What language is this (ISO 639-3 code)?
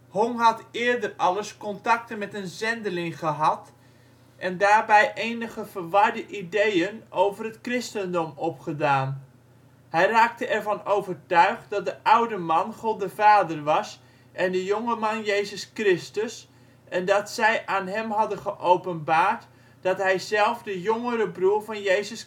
nld